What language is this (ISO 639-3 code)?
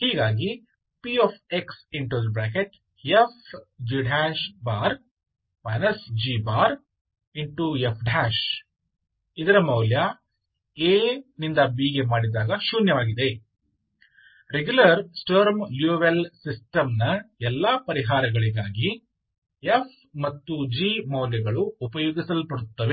kan